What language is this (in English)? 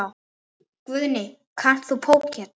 Icelandic